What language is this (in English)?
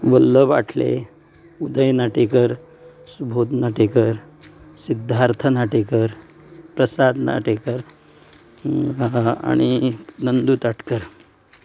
Konkani